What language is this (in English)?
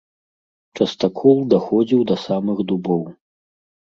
Belarusian